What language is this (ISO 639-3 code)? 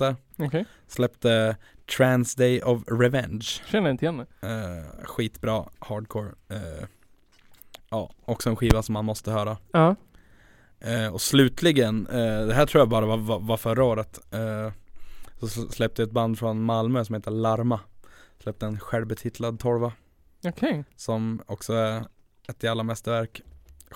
swe